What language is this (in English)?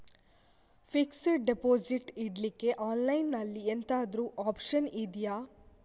Kannada